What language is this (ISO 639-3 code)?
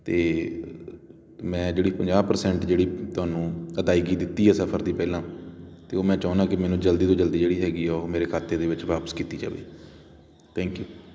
pan